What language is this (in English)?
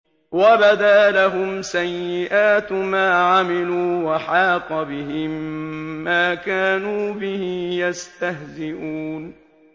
Arabic